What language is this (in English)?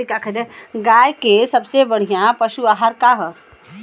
Bhojpuri